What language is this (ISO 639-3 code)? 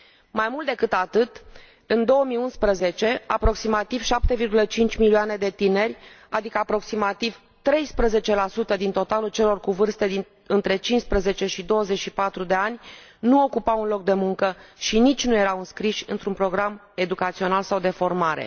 ron